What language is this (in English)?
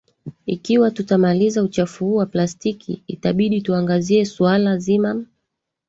Swahili